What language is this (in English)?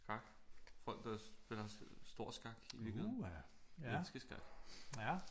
Danish